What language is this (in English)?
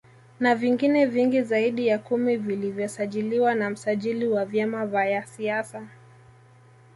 Swahili